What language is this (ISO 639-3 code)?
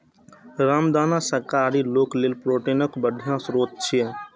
mai